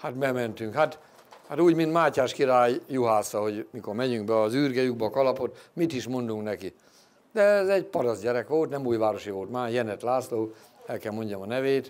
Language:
Hungarian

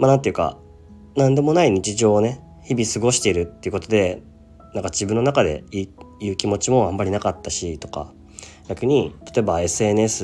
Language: Japanese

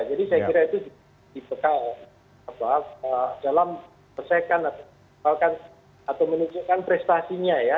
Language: Indonesian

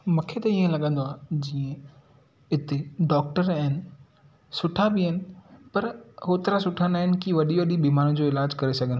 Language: Sindhi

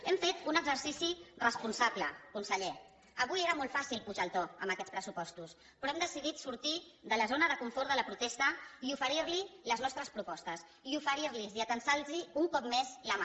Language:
Catalan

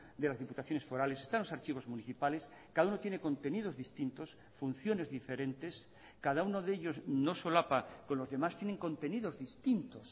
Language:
Spanish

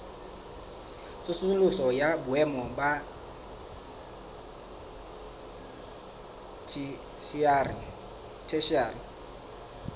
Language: Southern Sotho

